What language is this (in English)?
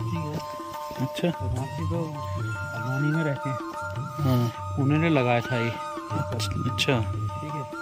Hindi